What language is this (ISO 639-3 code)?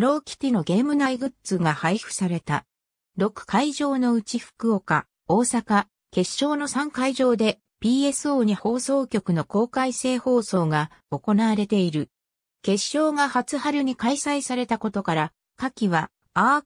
jpn